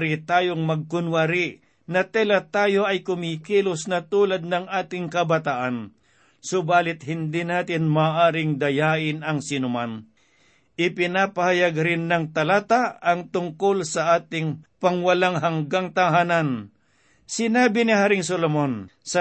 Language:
Filipino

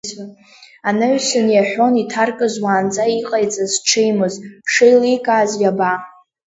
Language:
Abkhazian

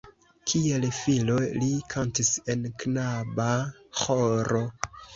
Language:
Esperanto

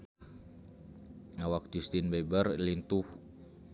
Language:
Sundanese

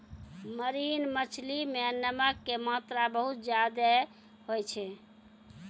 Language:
Maithili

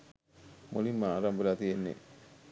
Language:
Sinhala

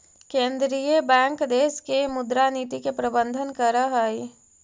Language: Magahi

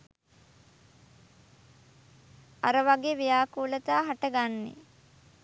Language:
Sinhala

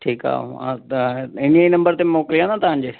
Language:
Sindhi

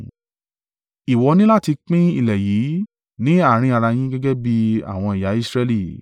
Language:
Yoruba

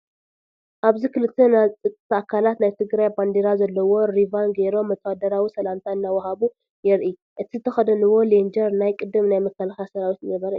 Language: Tigrinya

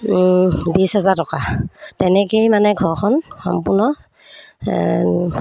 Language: Assamese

